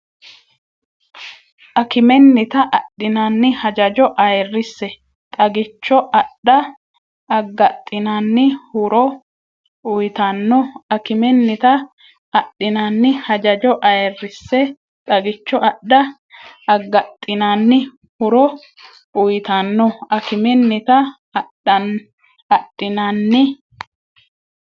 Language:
Sidamo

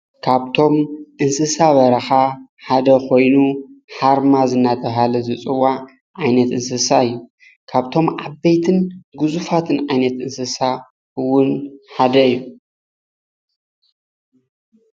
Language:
Tigrinya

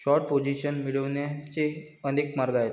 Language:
Marathi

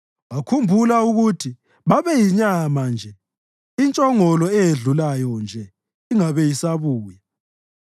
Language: North Ndebele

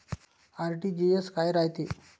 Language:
Marathi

